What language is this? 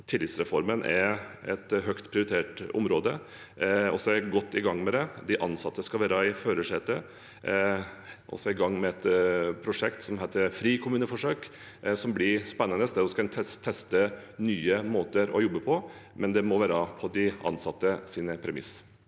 Norwegian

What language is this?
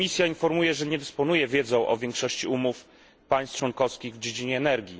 Polish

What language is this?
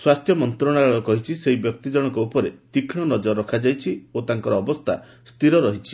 Odia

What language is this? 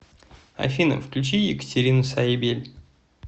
Russian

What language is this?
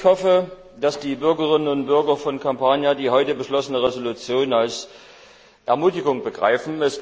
German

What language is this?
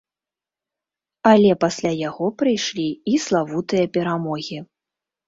Belarusian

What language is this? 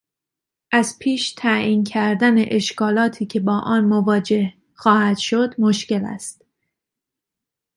Persian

